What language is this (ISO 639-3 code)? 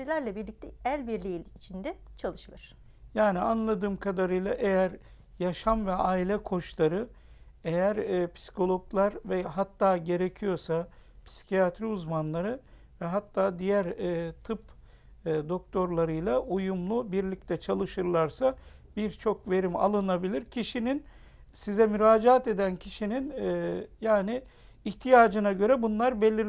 tur